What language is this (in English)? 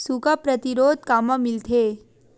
Chhattisgarhi